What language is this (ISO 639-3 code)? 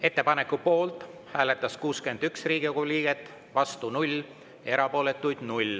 est